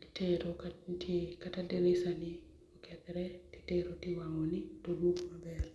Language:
Luo (Kenya and Tanzania)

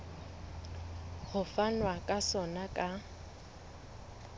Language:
Southern Sotho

